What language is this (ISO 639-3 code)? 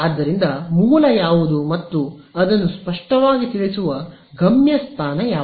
kan